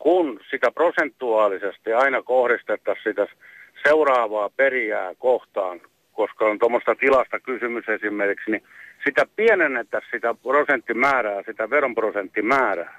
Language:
Finnish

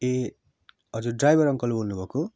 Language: Nepali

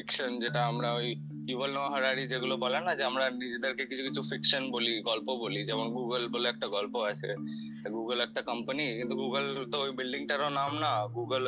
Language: Bangla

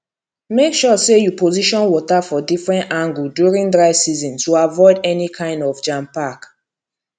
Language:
Nigerian Pidgin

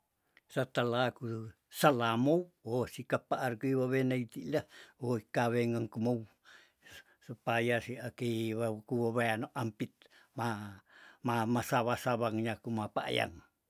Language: Tondano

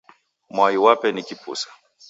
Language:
Taita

